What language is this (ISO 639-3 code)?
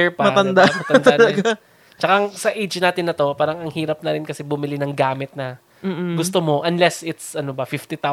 fil